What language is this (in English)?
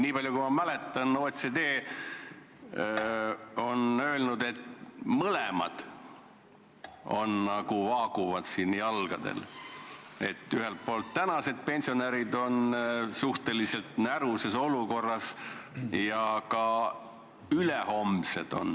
Estonian